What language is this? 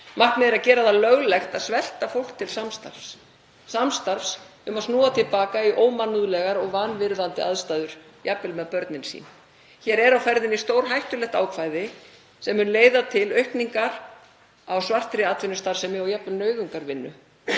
Icelandic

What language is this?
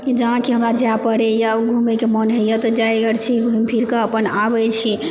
Maithili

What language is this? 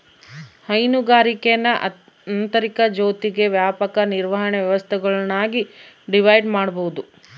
Kannada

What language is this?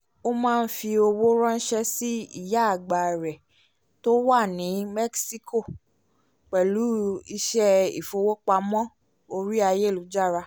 Yoruba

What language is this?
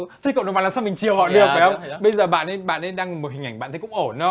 Vietnamese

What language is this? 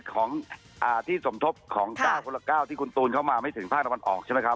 Thai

